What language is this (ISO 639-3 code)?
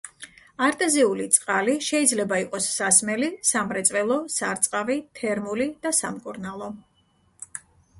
kat